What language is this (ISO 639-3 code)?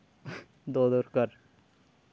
sat